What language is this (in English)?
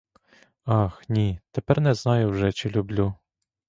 Ukrainian